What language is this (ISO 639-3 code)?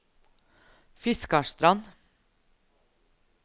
nor